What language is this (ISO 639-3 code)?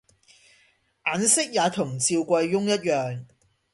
yue